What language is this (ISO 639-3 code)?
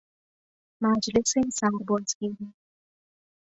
fas